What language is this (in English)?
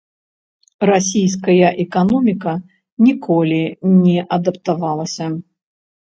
Belarusian